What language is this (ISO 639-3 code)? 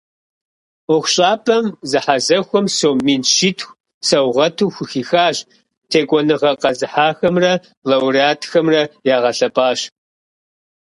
kbd